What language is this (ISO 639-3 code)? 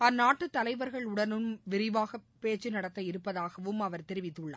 tam